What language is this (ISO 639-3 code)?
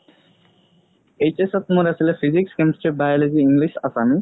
asm